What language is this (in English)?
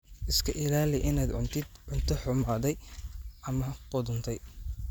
Somali